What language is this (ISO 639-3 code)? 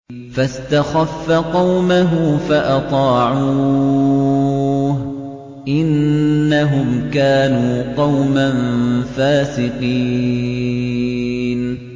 ara